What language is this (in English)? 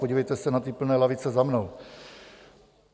Czech